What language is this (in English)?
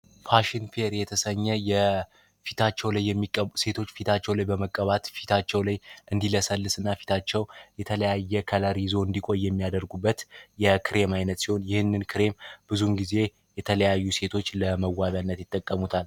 Amharic